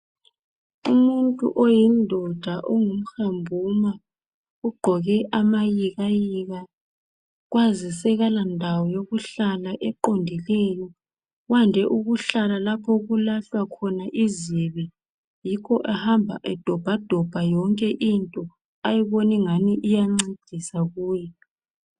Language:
North Ndebele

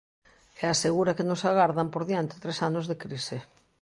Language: Galician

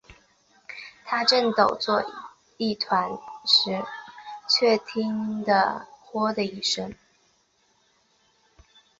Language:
Chinese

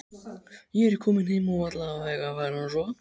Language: Icelandic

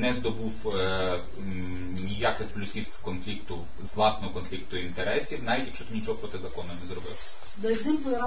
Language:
Romanian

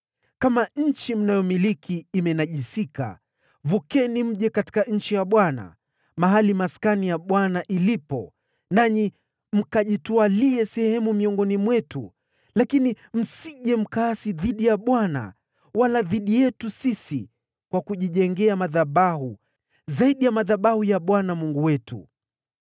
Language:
Swahili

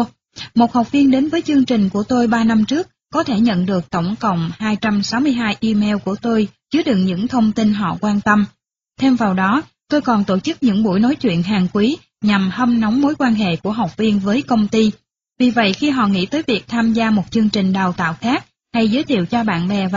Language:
Vietnamese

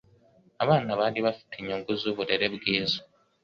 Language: Kinyarwanda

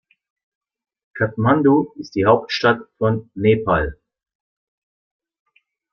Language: German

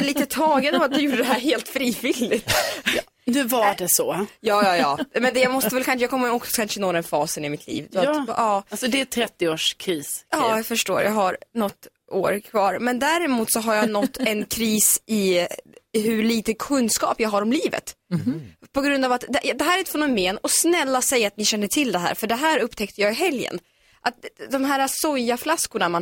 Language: Swedish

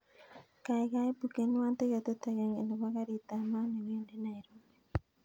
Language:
Kalenjin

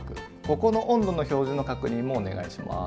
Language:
Japanese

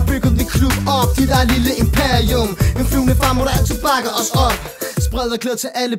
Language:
Danish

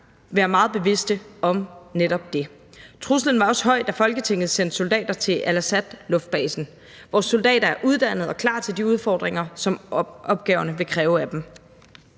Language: Danish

